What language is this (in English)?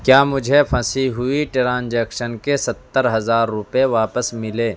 Urdu